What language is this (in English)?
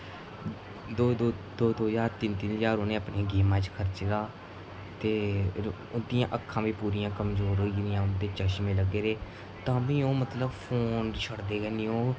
Dogri